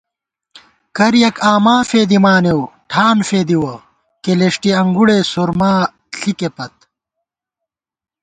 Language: Gawar-Bati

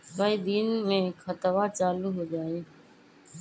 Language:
Magahi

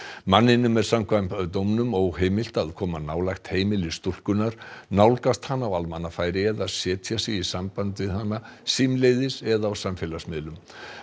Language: Icelandic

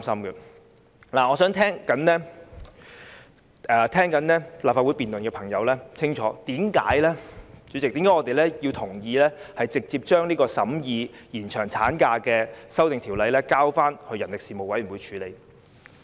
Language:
Cantonese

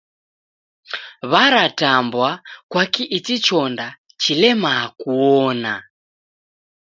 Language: Taita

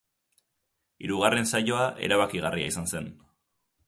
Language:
Basque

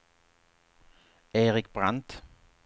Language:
Swedish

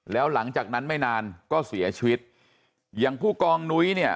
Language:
Thai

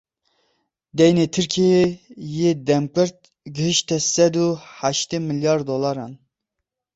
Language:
Kurdish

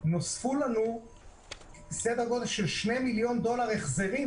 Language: Hebrew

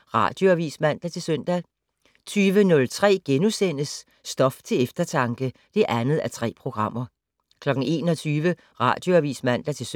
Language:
Danish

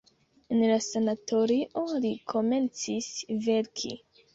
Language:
Esperanto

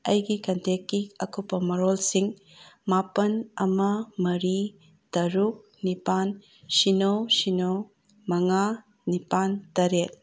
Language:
Manipuri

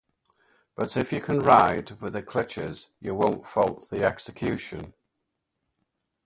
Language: English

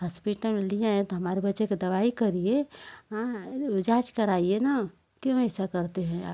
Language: Hindi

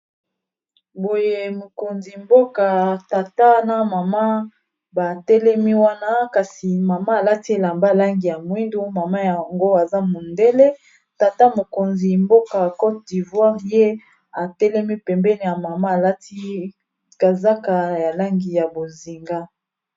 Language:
Lingala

